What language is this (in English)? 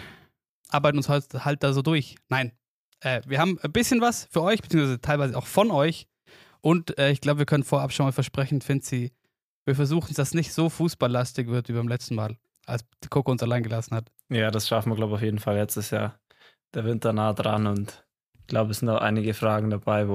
German